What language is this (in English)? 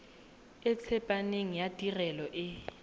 Tswana